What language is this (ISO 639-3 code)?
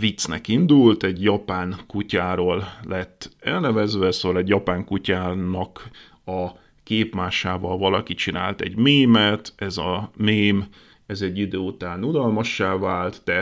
hun